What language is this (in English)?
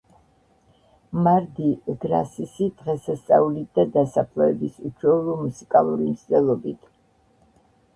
Georgian